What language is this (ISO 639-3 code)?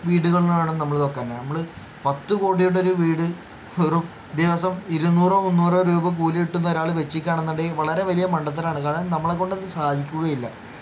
mal